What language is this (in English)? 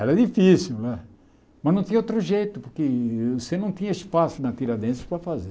Portuguese